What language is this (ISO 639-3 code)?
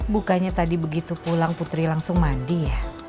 ind